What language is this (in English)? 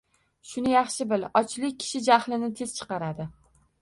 Uzbek